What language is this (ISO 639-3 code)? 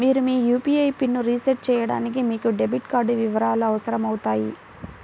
tel